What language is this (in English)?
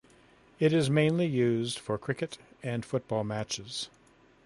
English